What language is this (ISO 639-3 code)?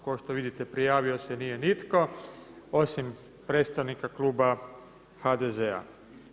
hrv